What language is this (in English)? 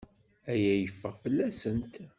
Kabyle